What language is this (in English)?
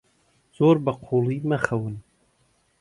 Central Kurdish